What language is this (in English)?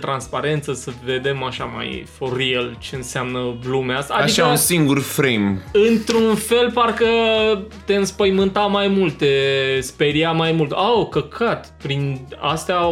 Romanian